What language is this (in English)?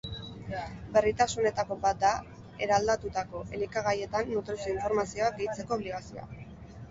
Basque